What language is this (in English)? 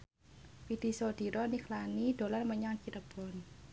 Javanese